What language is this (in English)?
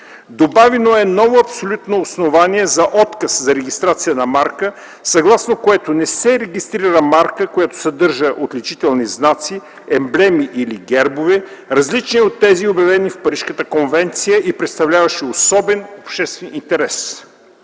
Bulgarian